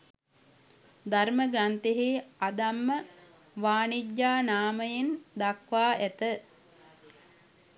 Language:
Sinhala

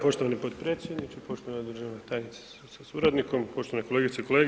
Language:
Croatian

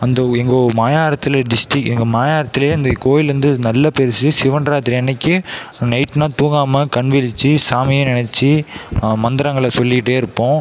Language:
Tamil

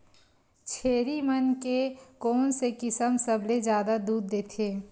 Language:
Chhattisgarhi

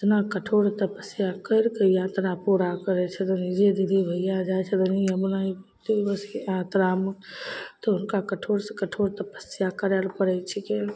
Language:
Maithili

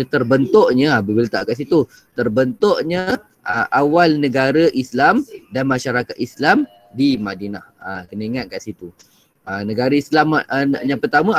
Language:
Malay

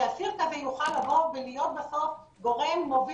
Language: Hebrew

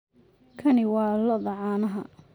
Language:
Somali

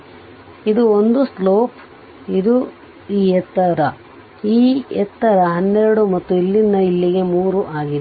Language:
Kannada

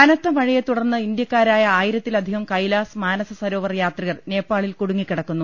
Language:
Malayalam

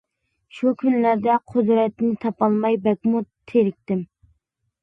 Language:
Uyghur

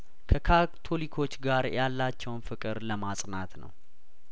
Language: Amharic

